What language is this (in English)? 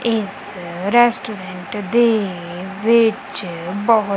Punjabi